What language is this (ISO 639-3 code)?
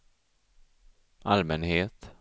swe